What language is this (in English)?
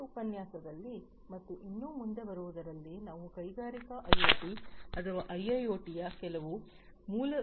Kannada